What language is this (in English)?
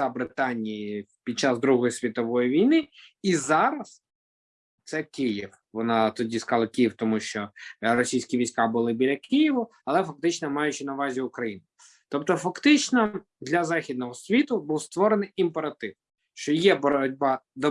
Ukrainian